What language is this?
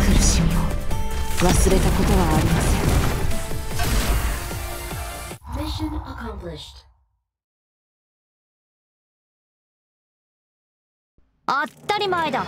Japanese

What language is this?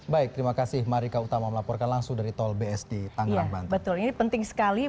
Indonesian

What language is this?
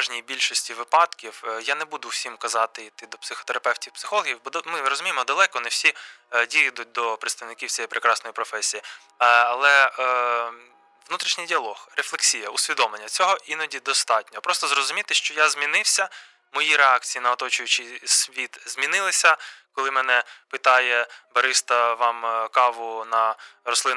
Ukrainian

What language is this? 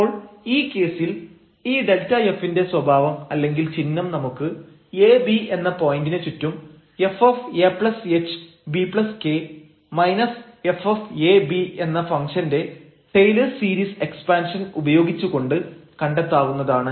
Malayalam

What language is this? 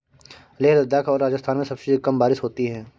Hindi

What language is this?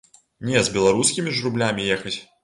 Belarusian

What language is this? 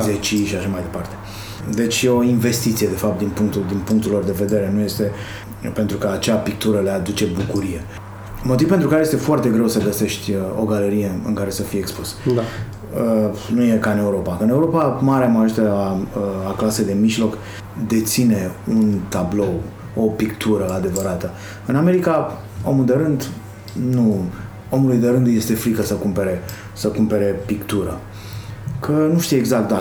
Romanian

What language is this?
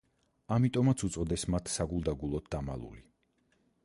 Georgian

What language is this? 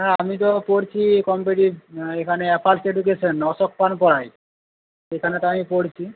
Bangla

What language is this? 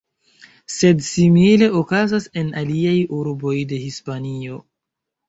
Esperanto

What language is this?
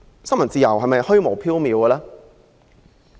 Cantonese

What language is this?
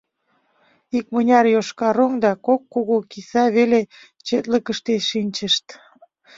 Mari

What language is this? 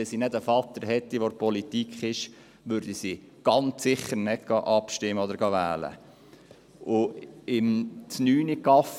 Swiss German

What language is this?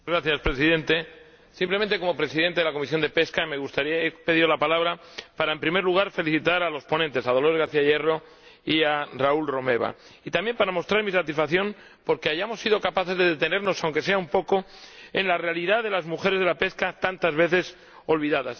Spanish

